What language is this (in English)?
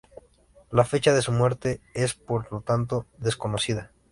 Spanish